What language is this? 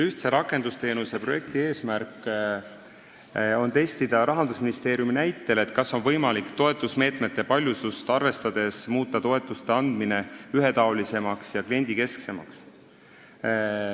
Estonian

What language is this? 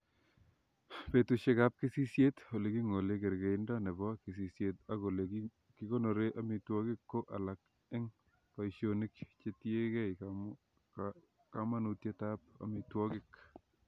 Kalenjin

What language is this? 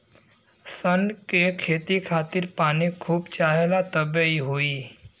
Bhojpuri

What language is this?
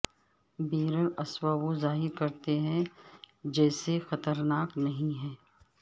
Urdu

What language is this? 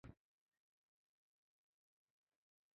Pashto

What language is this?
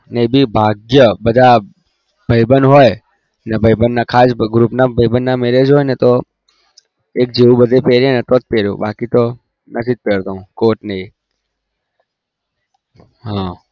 Gujarati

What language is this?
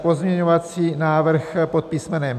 Czech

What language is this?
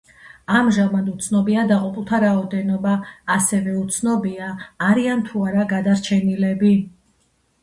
Georgian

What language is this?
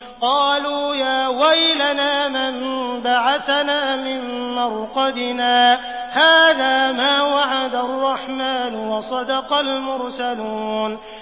Arabic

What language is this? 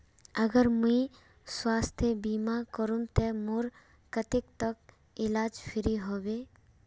Magahi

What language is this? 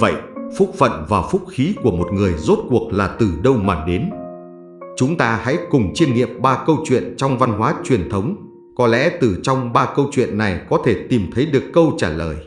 Vietnamese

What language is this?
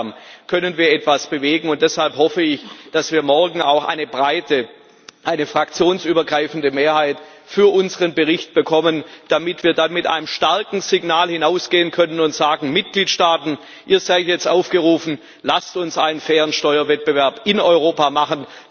German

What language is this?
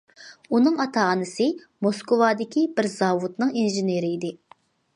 Uyghur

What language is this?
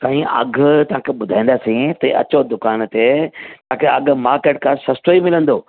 Sindhi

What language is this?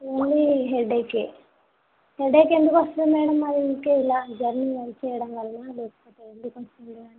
Telugu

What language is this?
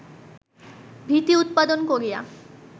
Bangla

